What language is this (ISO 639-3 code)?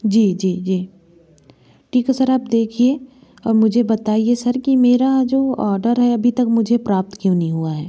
hin